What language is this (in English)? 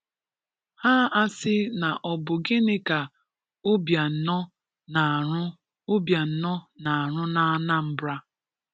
Igbo